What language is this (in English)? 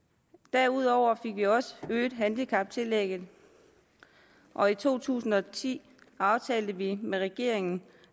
Danish